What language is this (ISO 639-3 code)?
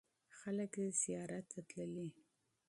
pus